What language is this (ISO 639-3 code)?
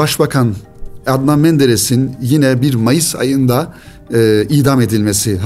tur